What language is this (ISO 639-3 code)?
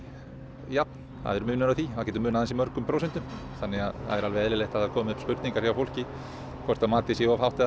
isl